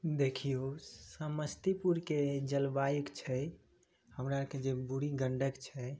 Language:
Maithili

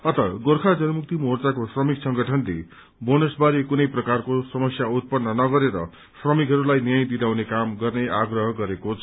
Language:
Nepali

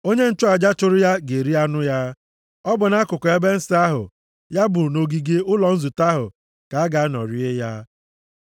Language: Igbo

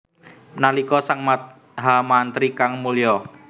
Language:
Javanese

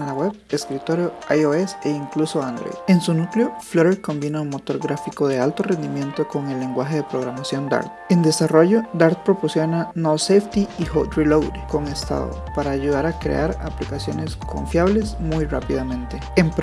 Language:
Spanish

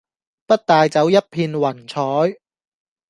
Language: Cantonese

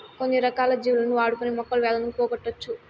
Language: Telugu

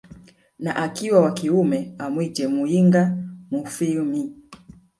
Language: Swahili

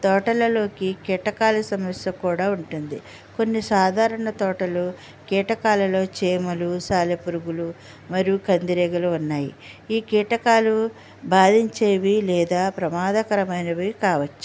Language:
Telugu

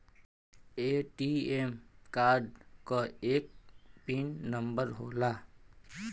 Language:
Bhojpuri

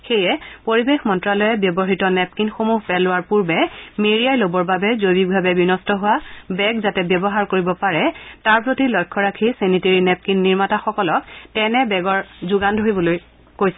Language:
Assamese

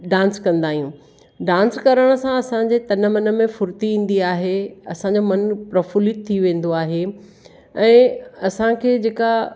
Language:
Sindhi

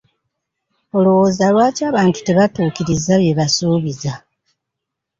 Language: Ganda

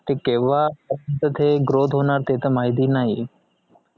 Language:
Marathi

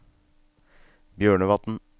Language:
Norwegian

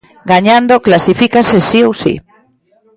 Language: Galician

